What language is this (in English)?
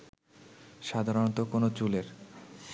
Bangla